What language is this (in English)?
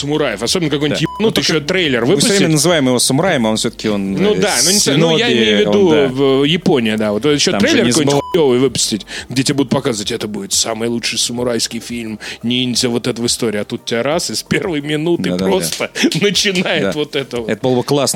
Russian